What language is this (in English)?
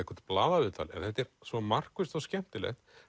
Icelandic